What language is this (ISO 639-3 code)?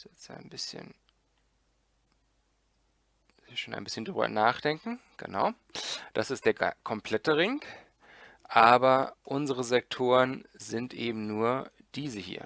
deu